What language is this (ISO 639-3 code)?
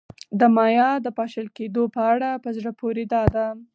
pus